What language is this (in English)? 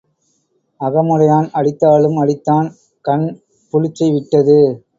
Tamil